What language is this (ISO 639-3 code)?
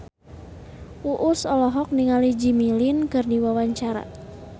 sun